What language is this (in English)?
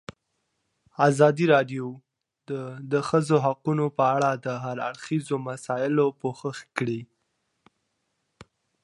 Pashto